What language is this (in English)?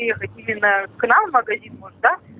Russian